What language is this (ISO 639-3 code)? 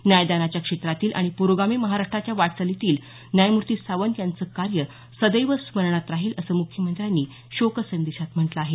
mar